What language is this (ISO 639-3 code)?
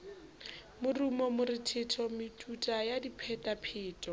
sot